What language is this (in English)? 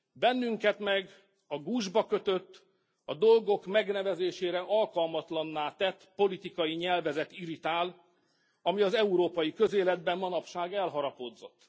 Hungarian